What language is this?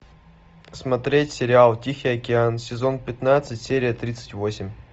Russian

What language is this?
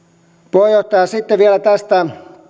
Finnish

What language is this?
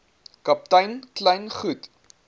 Afrikaans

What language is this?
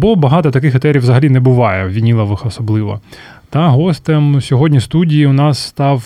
Ukrainian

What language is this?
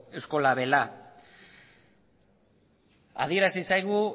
Basque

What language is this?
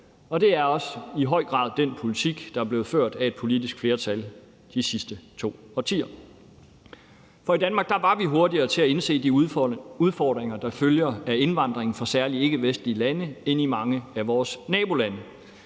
Danish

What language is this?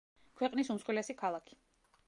Georgian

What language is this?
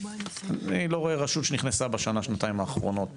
Hebrew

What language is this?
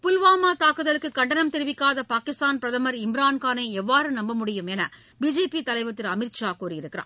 Tamil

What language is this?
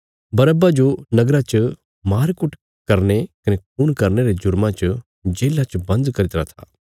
Bilaspuri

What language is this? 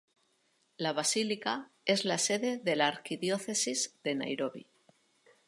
Spanish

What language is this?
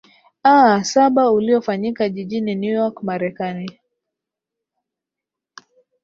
Swahili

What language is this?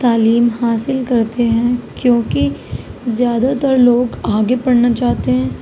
Urdu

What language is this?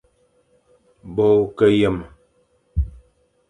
Fang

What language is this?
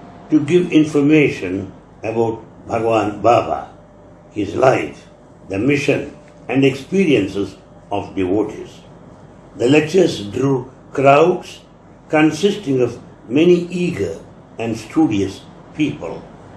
English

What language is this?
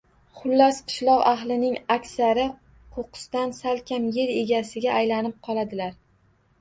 Uzbek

